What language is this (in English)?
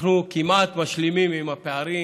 Hebrew